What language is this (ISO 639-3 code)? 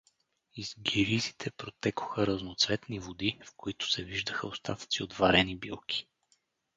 bul